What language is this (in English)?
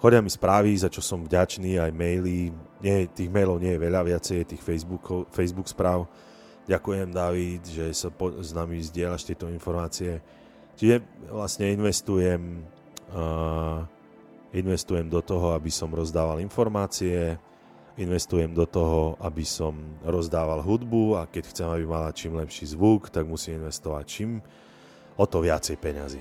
Slovak